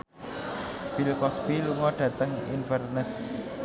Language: Javanese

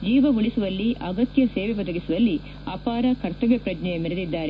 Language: Kannada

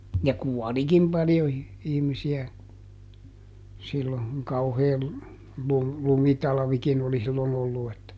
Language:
Finnish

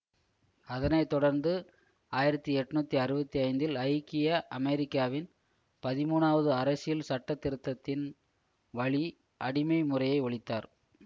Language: Tamil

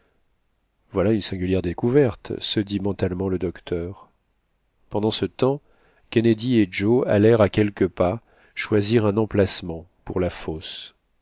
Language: French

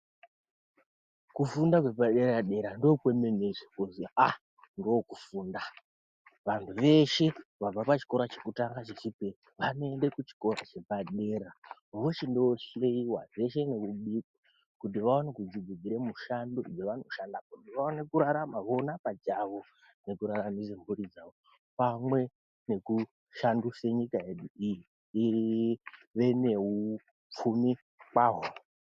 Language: Ndau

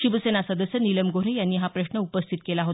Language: Marathi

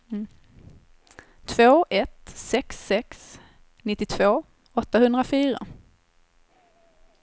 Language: Swedish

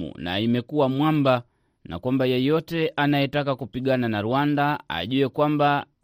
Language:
Swahili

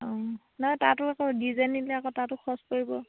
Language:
Assamese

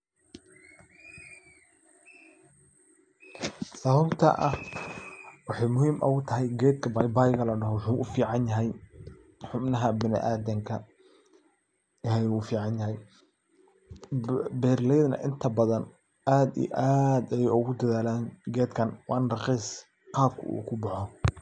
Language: Somali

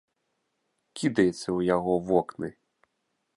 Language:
Belarusian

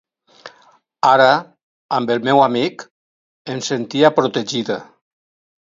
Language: Catalan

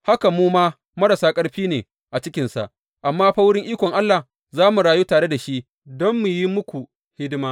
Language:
Hausa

